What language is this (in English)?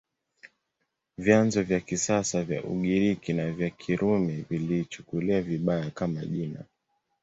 Swahili